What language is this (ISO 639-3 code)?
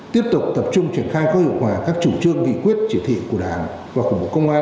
vie